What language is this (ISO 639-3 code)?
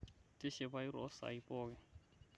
mas